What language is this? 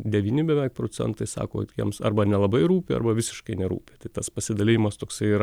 Lithuanian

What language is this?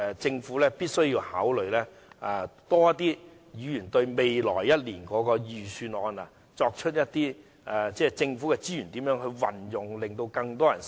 Cantonese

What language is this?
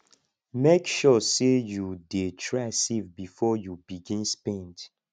Nigerian Pidgin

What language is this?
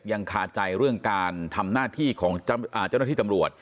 Thai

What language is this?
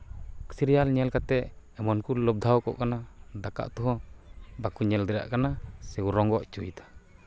Santali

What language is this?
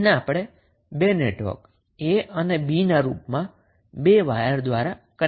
Gujarati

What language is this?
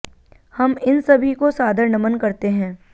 Hindi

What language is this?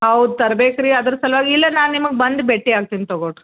Kannada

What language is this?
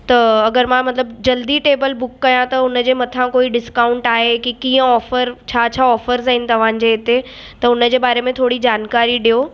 Sindhi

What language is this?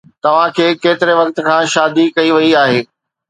Sindhi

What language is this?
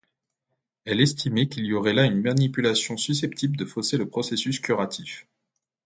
French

